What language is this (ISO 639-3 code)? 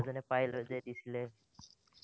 asm